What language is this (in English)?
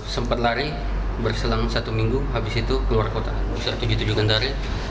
Indonesian